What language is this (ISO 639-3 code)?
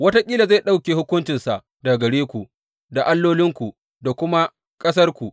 hau